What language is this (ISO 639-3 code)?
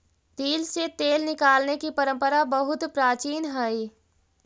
mag